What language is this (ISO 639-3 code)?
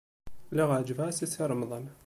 kab